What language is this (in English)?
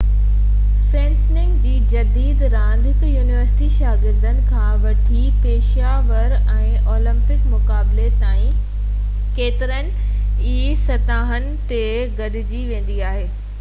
Sindhi